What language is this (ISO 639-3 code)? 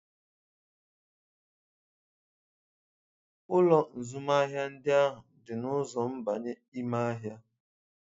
ibo